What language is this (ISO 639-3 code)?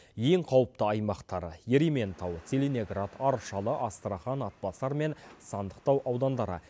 kaz